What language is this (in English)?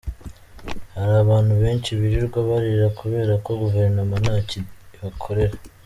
Kinyarwanda